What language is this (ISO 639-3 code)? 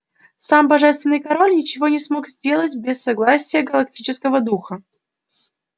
rus